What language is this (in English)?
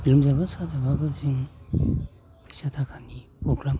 Bodo